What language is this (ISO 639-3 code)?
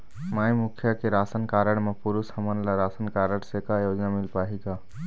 hne